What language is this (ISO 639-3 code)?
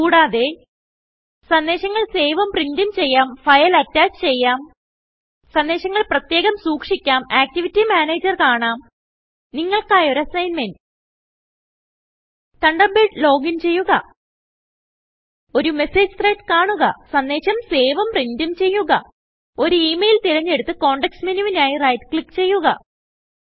mal